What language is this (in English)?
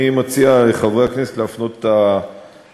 Hebrew